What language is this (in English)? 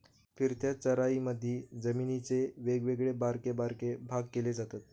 Marathi